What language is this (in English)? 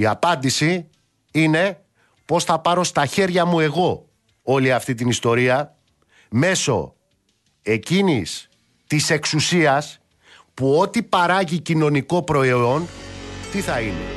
Greek